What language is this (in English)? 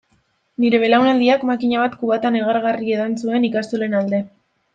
Basque